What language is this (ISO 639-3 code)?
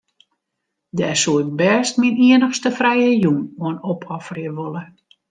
fry